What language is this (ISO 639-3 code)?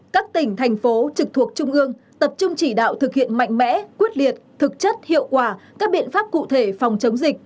vie